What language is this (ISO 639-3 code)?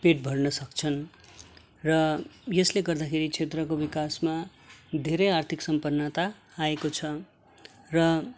nep